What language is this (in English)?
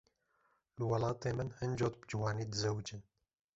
Kurdish